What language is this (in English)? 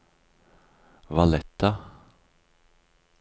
Norwegian